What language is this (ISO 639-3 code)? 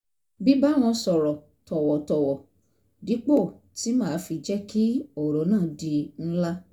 yor